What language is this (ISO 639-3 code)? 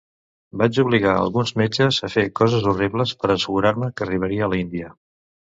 cat